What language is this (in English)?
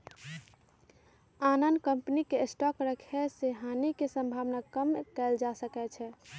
Magahi